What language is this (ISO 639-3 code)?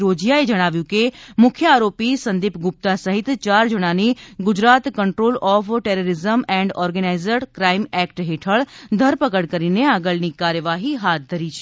guj